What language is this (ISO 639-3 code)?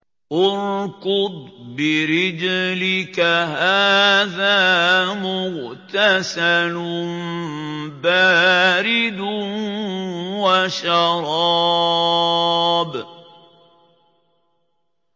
ara